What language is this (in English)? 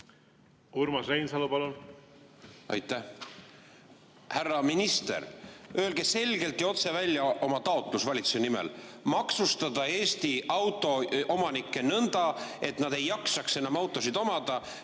Estonian